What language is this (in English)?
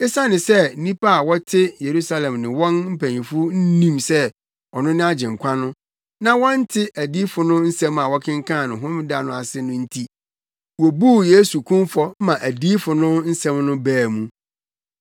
Akan